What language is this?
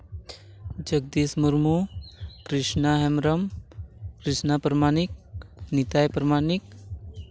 Santali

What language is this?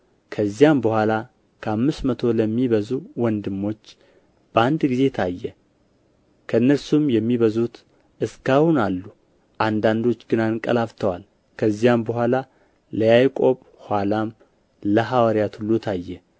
Amharic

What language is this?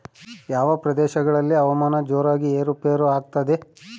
Kannada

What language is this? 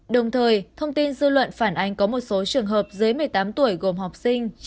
Vietnamese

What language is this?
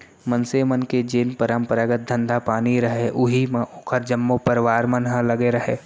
Chhattisgarhi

